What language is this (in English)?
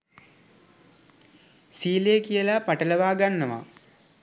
Sinhala